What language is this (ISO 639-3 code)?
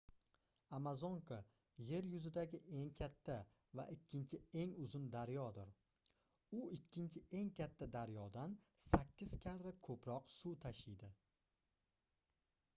uzb